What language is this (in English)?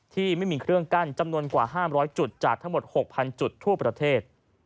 Thai